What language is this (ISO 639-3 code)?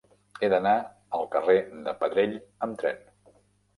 cat